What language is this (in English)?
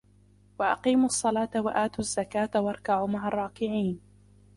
Arabic